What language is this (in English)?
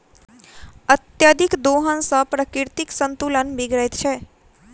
Maithili